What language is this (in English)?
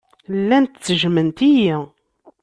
Kabyle